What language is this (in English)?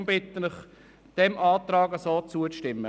Swiss German